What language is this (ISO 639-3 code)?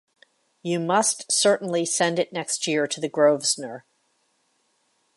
eng